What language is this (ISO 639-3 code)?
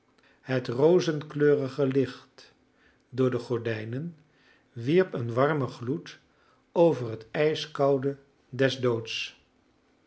nld